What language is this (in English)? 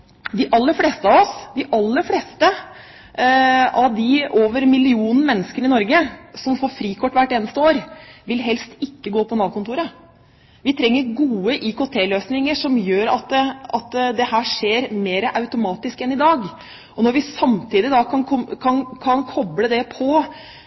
Norwegian Bokmål